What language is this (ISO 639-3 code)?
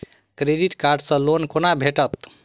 mai